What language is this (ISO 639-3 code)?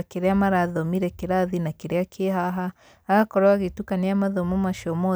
kik